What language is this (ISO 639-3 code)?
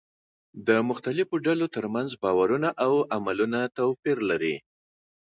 pus